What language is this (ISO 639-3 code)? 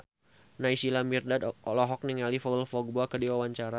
sun